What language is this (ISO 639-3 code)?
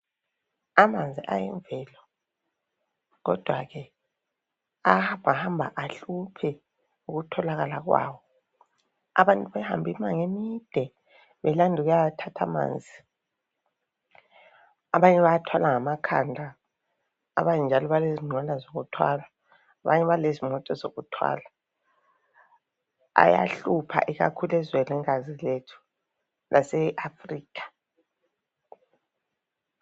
nde